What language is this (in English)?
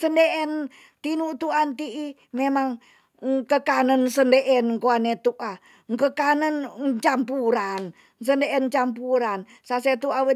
Tonsea